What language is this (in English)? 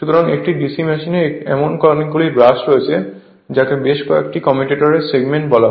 Bangla